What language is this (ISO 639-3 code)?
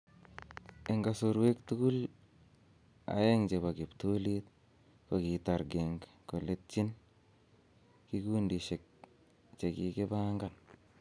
kln